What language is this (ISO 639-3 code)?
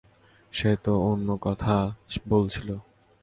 ben